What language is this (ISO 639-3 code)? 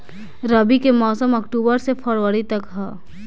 bho